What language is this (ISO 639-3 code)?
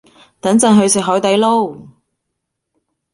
yue